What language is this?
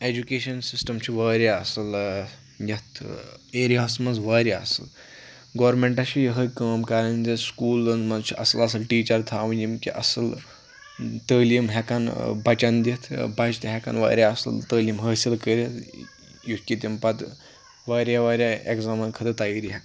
Kashmiri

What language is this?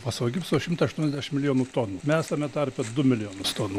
Lithuanian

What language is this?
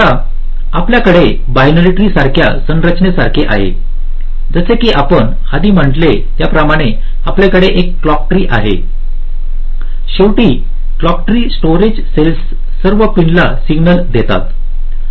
Marathi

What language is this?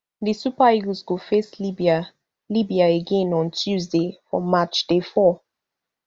Nigerian Pidgin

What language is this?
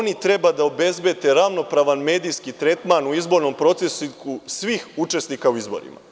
Serbian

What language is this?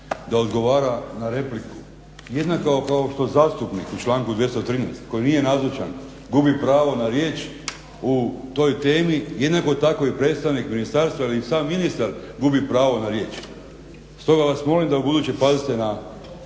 Croatian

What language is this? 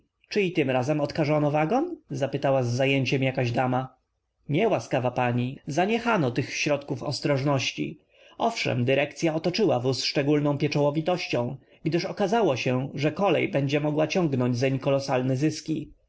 Polish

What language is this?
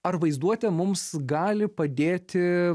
Lithuanian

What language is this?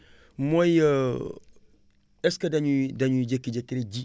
Wolof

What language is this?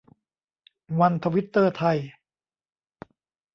Thai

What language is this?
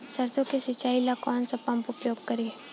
Bhojpuri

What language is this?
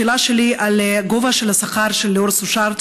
Hebrew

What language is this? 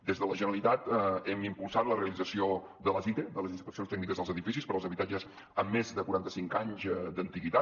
Catalan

